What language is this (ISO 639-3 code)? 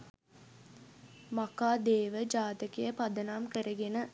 sin